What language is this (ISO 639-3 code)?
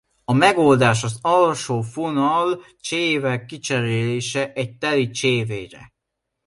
hun